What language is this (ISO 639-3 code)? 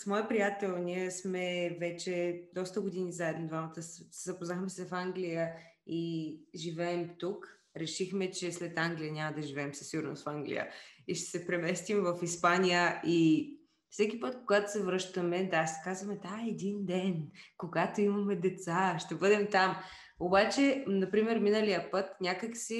bul